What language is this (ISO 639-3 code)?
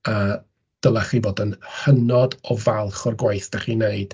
cym